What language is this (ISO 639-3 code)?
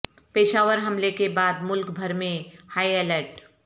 urd